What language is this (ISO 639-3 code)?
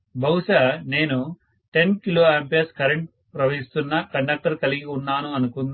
tel